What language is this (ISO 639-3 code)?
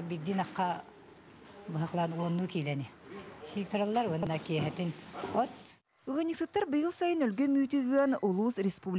rus